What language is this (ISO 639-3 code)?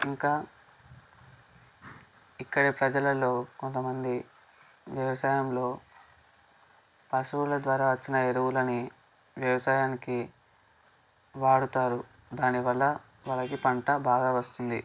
tel